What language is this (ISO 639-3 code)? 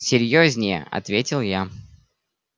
rus